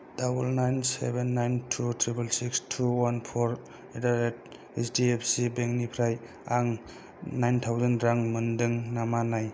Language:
Bodo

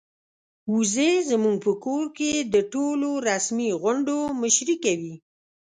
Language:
Pashto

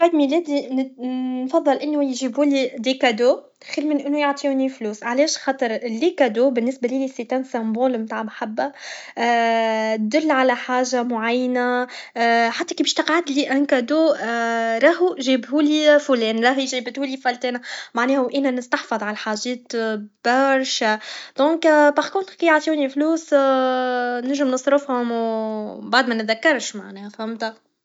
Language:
Tunisian Arabic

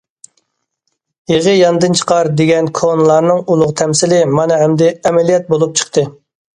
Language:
Uyghur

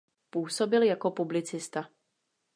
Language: Czech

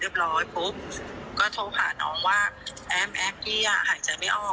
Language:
Thai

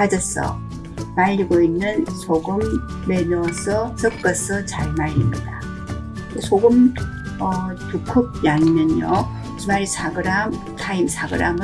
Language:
Korean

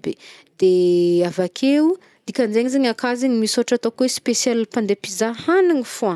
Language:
Northern Betsimisaraka Malagasy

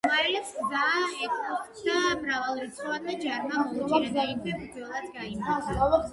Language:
Georgian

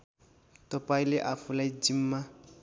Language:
Nepali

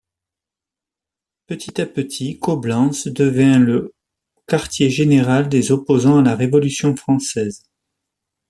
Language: French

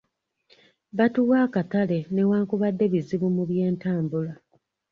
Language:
Ganda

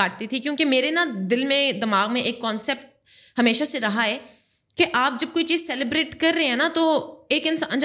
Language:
Urdu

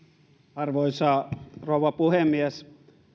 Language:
Finnish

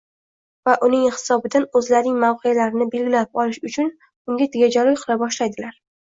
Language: Uzbek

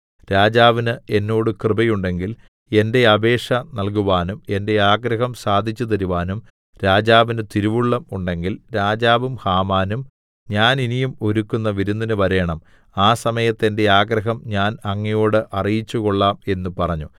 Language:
Malayalam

